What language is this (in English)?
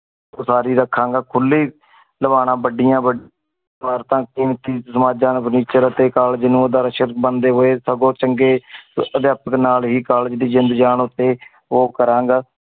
Punjabi